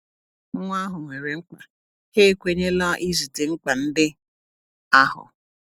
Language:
Igbo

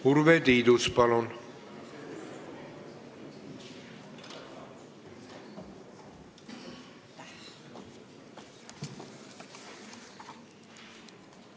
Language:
Estonian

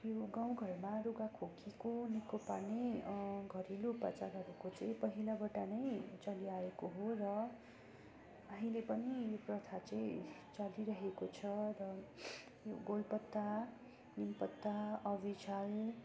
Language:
Nepali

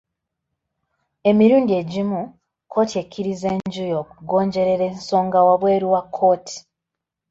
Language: Ganda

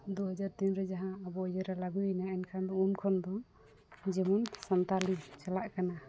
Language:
Santali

